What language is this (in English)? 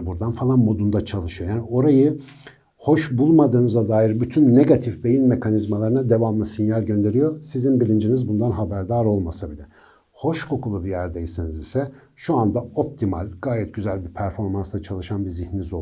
Turkish